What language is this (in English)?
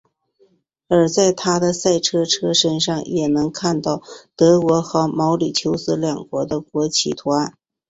Chinese